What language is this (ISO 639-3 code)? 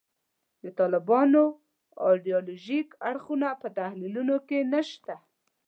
pus